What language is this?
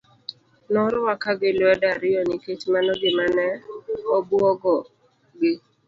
Luo (Kenya and Tanzania)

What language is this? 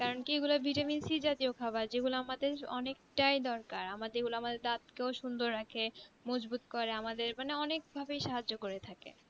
Bangla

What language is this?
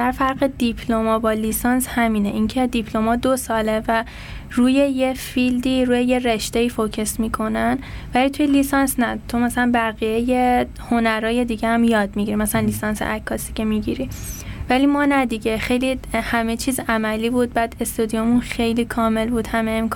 Persian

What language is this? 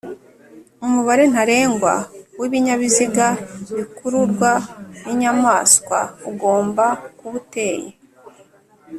Kinyarwanda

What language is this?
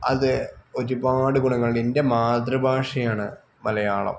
Malayalam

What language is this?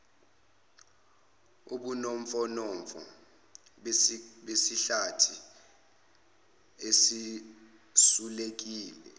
Zulu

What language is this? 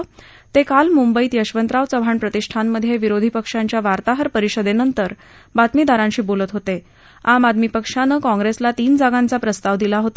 Marathi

